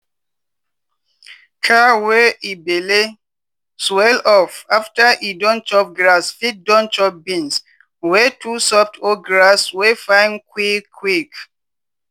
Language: Nigerian Pidgin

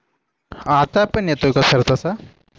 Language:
Marathi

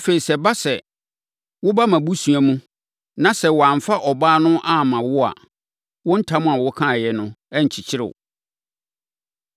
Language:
Akan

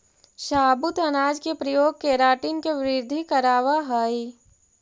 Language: Magahi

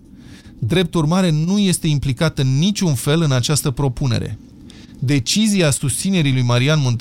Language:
Romanian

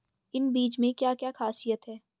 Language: Hindi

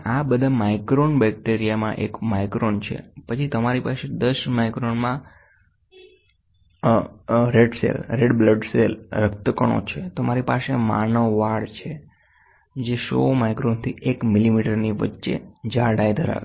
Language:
Gujarati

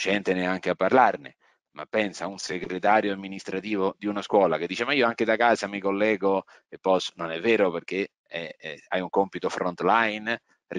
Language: Italian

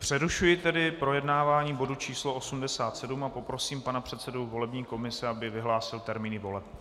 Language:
Czech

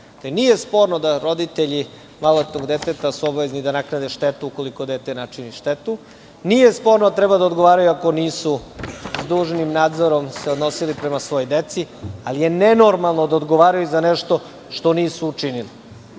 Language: Serbian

